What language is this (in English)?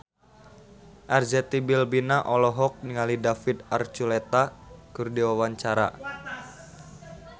Sundanese